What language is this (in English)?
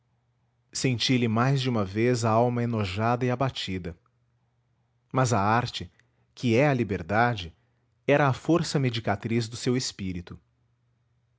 Portuguese